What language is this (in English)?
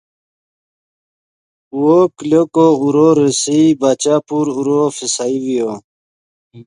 Yidgha